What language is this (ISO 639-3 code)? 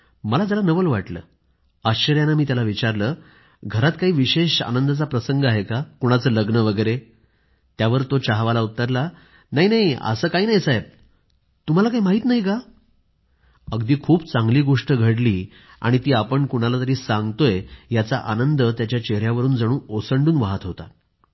mar